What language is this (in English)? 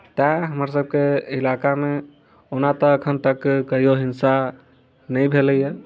Maithili